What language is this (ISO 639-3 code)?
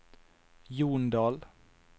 nor